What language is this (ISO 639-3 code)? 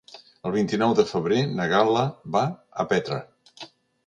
cat